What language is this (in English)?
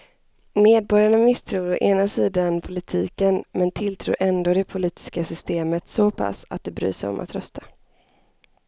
Swedish